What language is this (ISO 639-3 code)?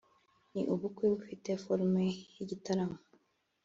kin